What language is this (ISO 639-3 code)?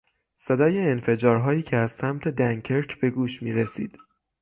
fas